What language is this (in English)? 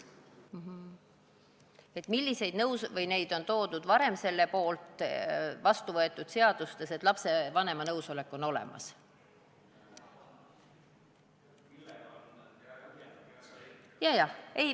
Estonian